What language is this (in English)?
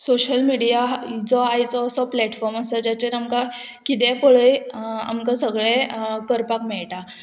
Konkani